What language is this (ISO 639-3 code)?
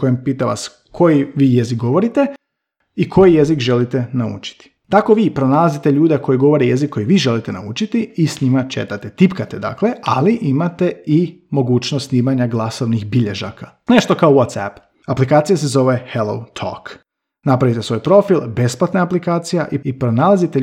hrv